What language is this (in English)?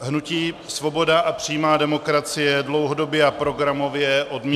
Czech